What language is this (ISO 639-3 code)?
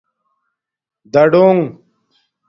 dmk